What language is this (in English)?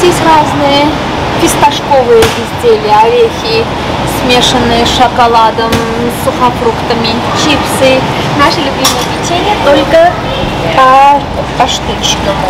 Russian